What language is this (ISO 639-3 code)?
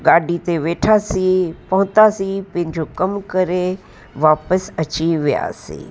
snd